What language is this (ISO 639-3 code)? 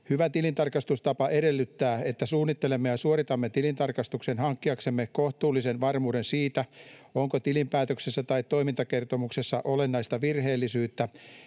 fin